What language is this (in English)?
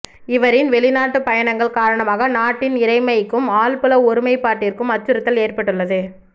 Tamil